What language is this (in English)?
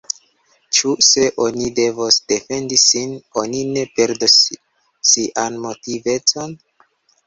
Esperanto